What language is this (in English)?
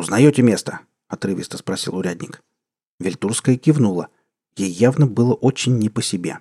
Russian